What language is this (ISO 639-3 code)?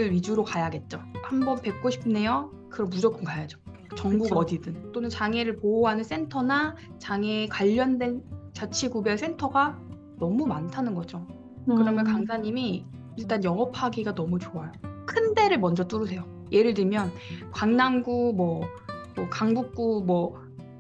kor